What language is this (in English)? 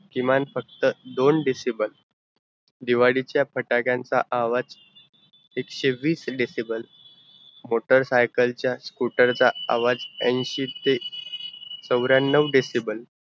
Marathi